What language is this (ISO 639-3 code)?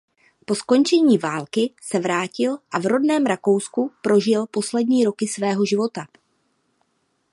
ces